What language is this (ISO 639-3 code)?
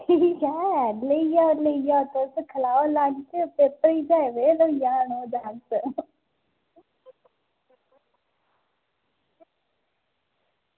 doi